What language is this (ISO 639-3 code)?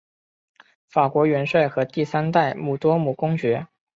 zho